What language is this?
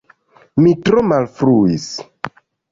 Esperanto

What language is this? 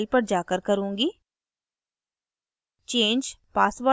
Hindi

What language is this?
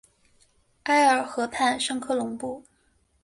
Chinese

